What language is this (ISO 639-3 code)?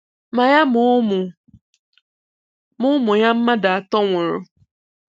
ibo